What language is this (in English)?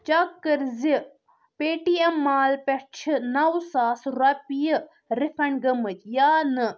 Kashmiri